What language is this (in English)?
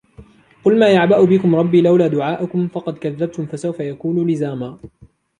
Arabic